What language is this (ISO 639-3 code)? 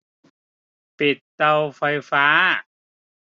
tha